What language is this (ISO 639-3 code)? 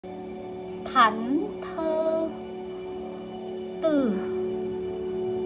vie